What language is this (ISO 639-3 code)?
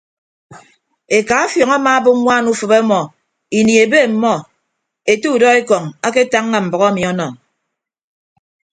ibb